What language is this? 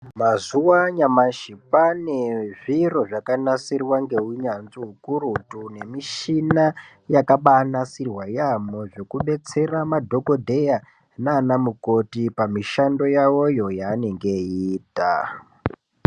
Ndau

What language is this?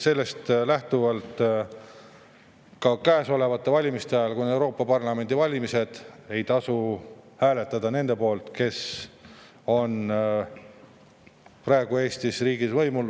Estonian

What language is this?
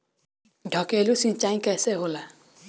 Bhojpuri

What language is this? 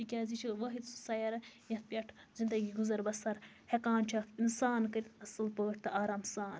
Kashmiri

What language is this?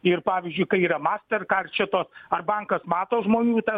Lithuanian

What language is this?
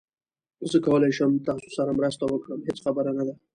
Pashto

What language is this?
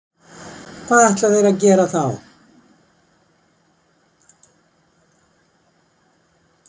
Icelandic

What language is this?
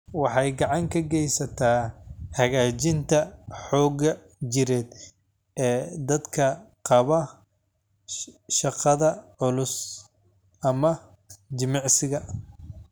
Somali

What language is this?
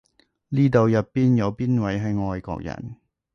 Cantonese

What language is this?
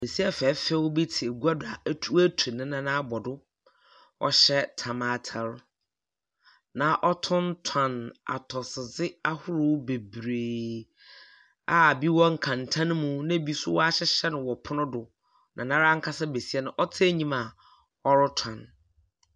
Akan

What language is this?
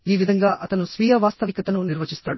Telugu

